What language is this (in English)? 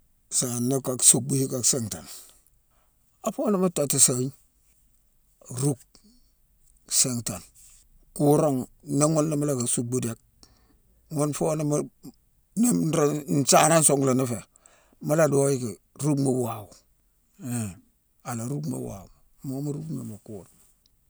Mansoanka